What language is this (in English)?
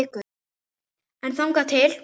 Icelandic